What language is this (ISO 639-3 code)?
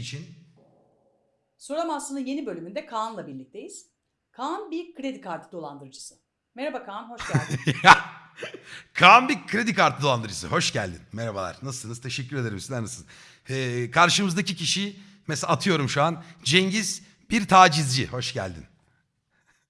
tur